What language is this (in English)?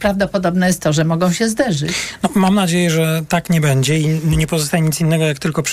Polish